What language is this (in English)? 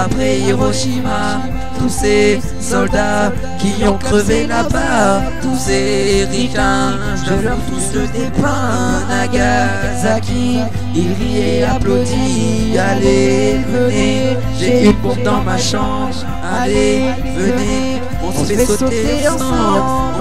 French